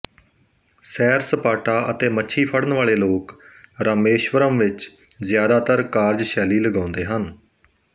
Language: Punjabi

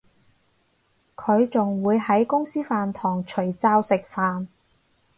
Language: Cantonese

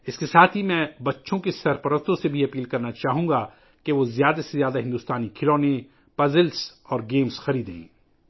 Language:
Urdu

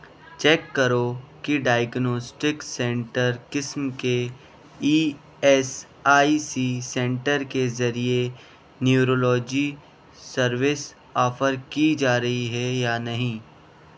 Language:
Urdu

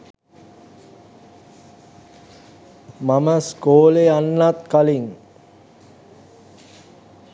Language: Sinhala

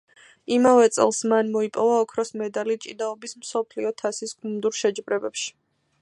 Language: Georgian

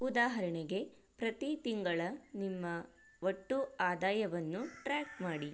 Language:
Kannada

